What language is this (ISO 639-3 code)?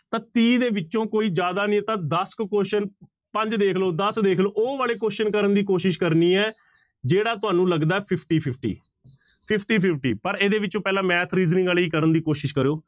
pan